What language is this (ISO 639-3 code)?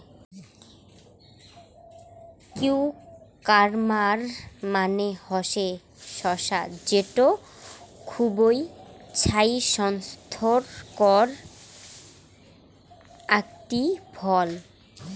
ben